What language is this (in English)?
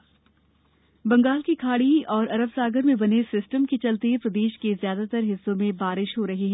Hindi